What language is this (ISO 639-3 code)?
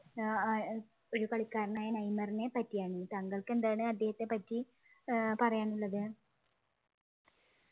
mal